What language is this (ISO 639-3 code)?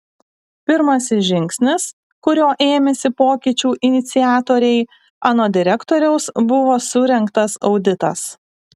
lit